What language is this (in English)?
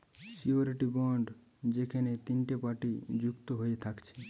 Bangla